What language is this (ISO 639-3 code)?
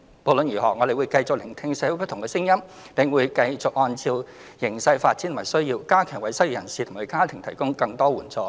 yue